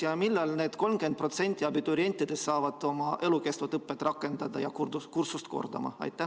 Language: Estonian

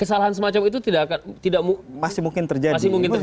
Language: Indonesian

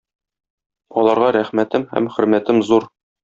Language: Tatar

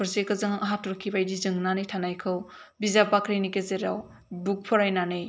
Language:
Bodo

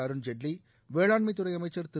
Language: Tamil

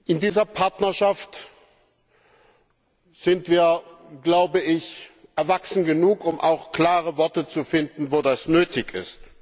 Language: German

